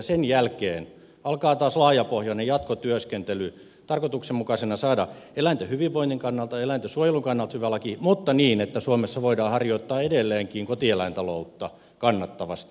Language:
Finnish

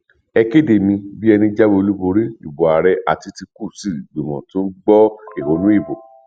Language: Yoruba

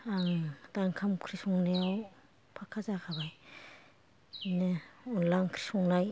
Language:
Bodo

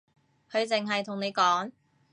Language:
Cantonese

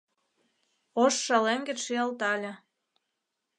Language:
Mari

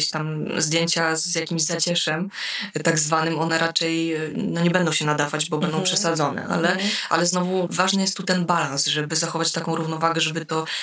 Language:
Polish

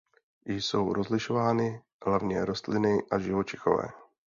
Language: Czech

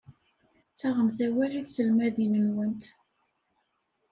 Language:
Kabyle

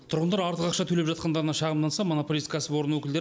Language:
Kazakh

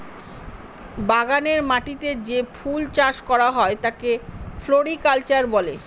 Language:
Bangla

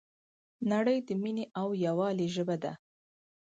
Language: Pashto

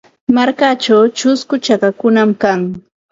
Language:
Ambo-Pasco Quechua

